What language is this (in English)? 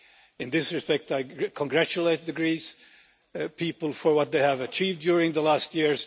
English